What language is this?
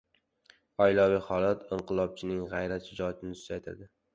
Uzbek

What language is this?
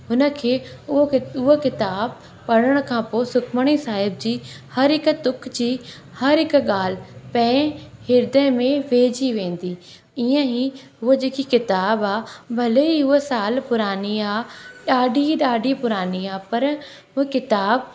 Sindhi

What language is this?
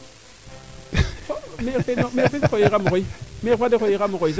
Serer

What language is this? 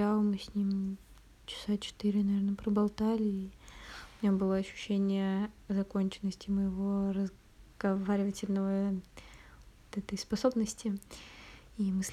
Russian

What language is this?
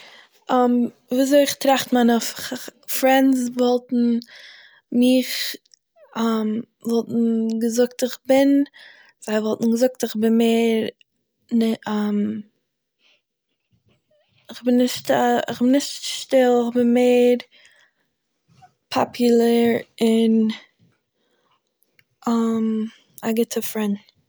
Yiddish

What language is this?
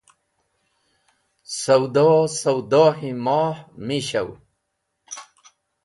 Wakhi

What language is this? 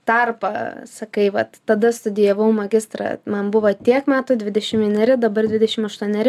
Lithuanian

